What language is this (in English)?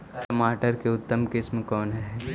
Magahi